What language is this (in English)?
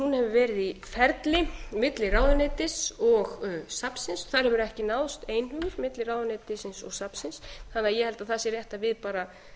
Icelandic